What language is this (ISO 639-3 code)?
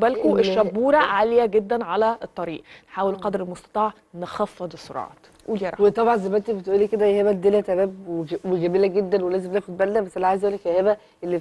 ara